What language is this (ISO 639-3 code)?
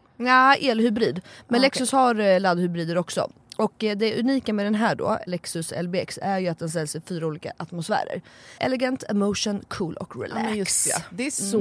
swe